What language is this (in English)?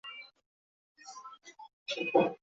Chinese